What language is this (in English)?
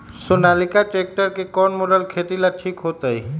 Magahi